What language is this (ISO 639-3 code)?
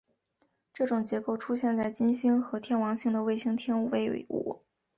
zho